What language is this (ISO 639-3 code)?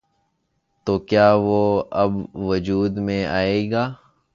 urd